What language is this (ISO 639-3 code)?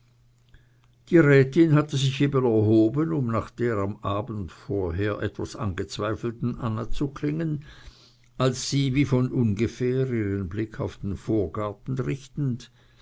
deu